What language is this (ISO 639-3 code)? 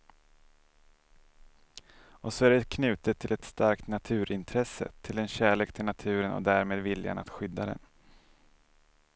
swe